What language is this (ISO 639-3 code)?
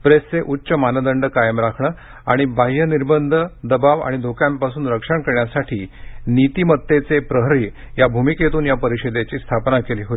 mar